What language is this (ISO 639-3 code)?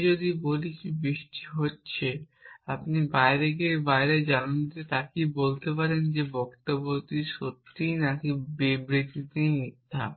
ben